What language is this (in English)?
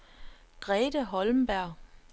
Danish